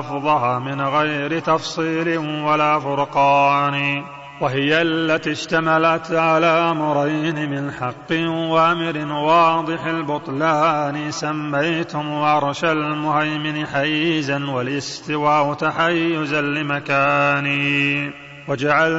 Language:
Arabic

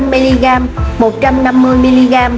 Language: Vietnamese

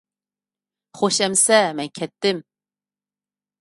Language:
Uyghur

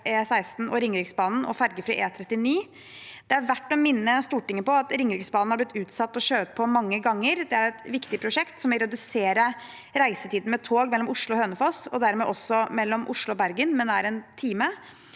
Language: Norwegian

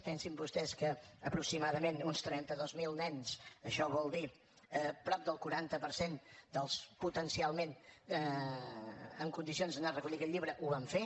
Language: Catalan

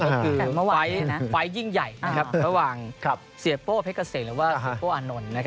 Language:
Thai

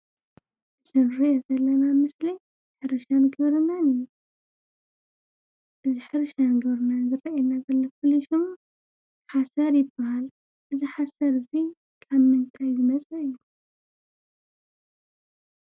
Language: Tigrinya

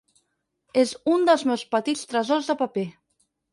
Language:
Catalan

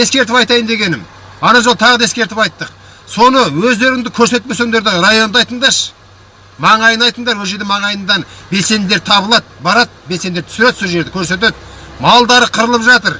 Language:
Kazakh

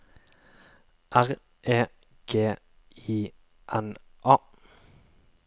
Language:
Norwegian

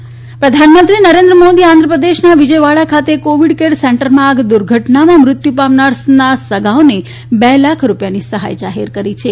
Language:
Gujarati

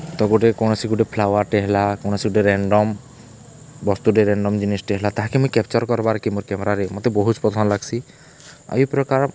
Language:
Odia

